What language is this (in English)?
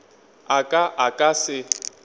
Northern Sotho